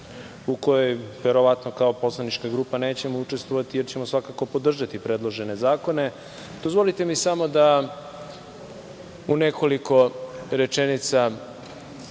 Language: Serbian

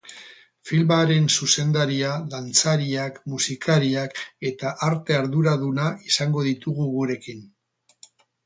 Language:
Basque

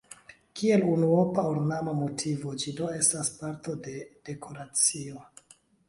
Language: Esperanto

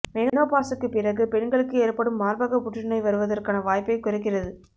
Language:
Tamil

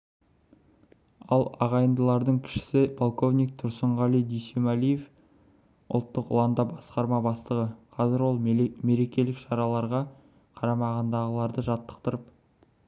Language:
Kazakh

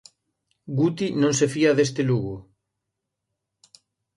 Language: Galician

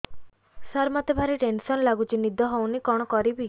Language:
Odia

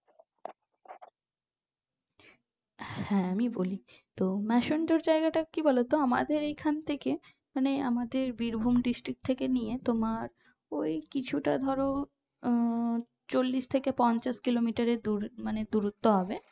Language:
Bangla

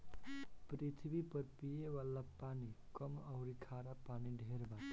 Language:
Bhojpuri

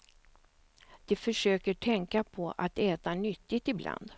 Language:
Swedish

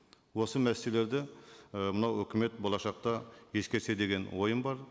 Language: Kazakh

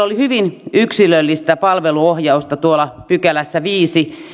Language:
Finnish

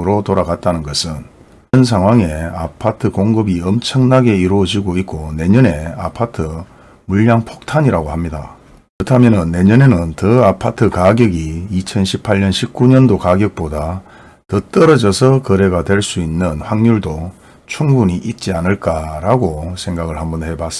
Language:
Korean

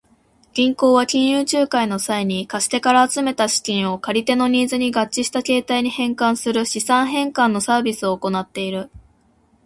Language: Japanese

